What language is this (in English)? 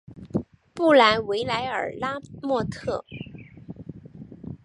Chinese